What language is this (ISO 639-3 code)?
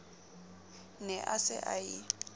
sot